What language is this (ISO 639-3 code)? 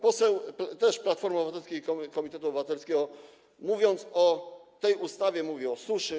pol